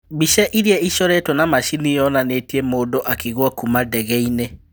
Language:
Kikuyu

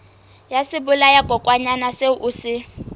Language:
Southern Sotho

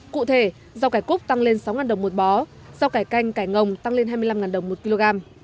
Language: Vietnamese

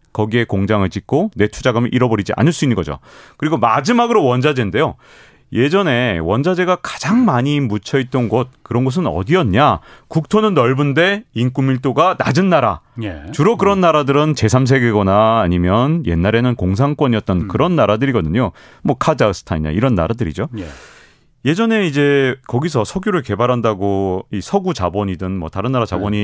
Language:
Korean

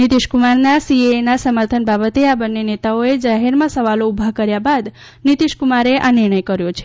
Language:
Gujarati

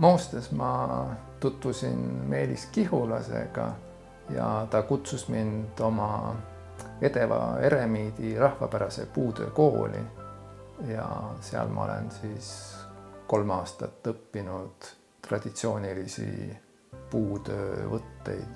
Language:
Finnish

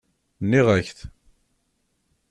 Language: Kabyle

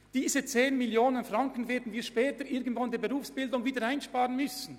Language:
Swiss German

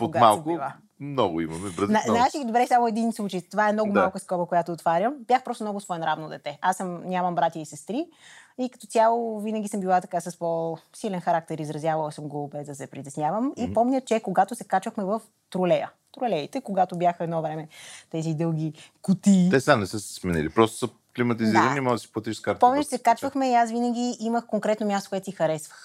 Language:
Bulgarian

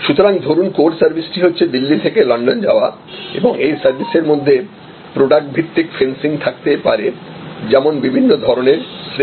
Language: Bangla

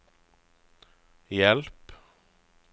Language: Norwegian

